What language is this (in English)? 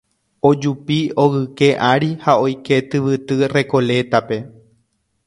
Guarani